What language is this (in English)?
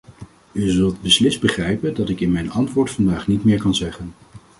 Dutch